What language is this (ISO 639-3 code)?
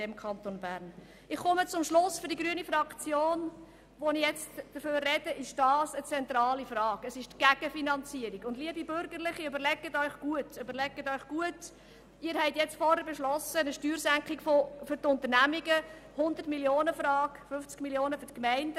gsw